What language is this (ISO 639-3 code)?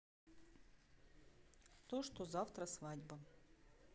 rus